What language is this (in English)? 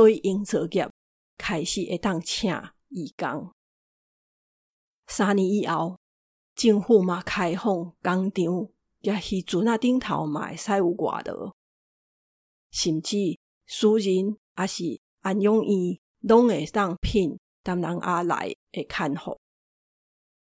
Chinese